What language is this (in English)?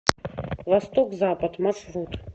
Russian